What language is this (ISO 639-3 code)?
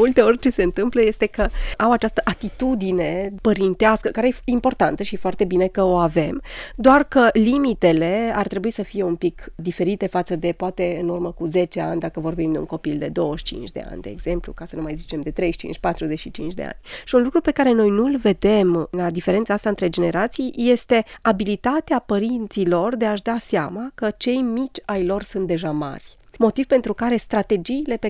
ron